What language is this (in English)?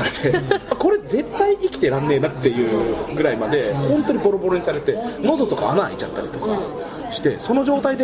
Japanese